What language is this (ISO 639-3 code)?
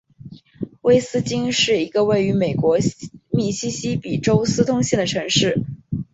zho